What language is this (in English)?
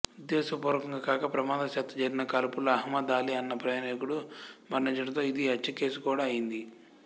Telugu